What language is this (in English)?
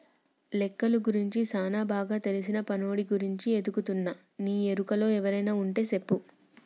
Telugu